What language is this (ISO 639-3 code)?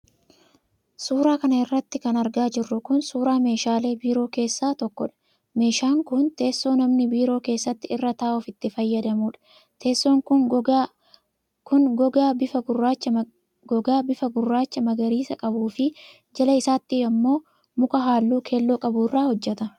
orm